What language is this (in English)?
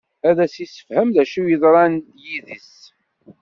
Kabyle